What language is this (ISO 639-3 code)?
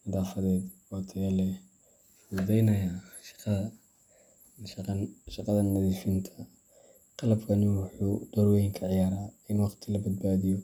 som